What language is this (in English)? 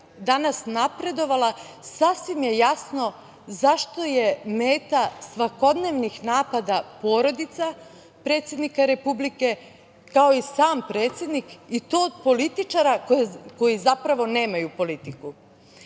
Serbian